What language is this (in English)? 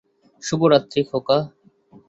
Bangla